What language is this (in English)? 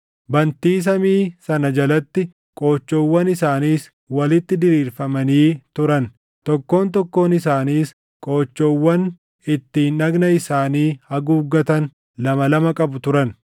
Oromo